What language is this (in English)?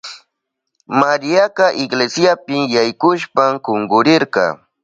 Southern Pastaza Quechua